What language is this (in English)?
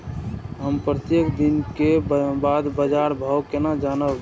Maithili